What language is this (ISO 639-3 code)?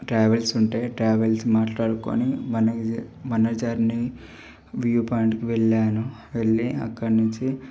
tel